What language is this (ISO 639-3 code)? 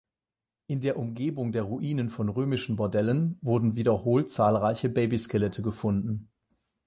deu